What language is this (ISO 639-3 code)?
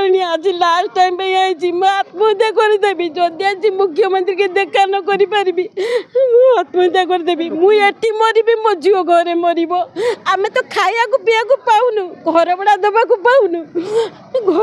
hin